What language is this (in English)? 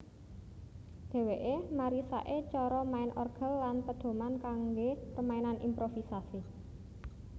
Javanese